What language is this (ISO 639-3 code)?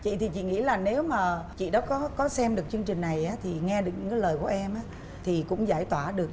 vie